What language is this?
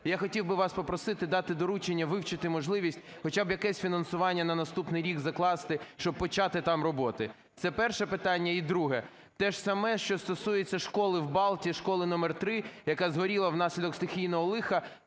Ukrainian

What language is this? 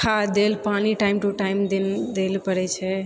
Maithili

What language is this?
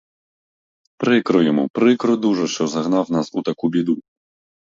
Ukrainian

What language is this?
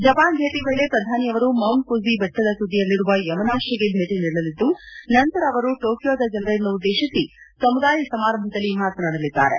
Kannada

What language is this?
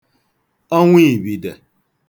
Igbo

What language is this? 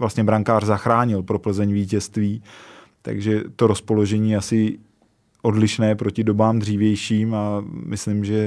Czech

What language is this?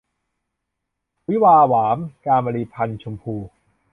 Thai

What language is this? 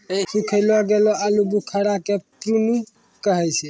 Maithili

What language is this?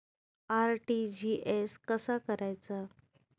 Marathi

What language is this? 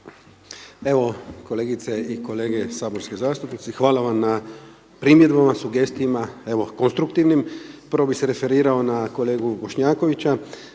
Croatian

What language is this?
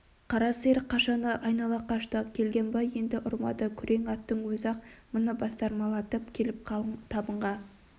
Kazakh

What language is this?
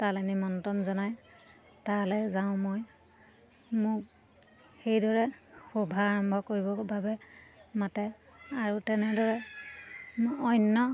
Assamese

